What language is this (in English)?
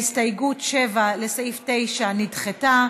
Hebrew